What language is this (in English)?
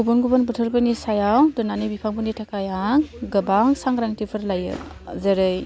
Bodo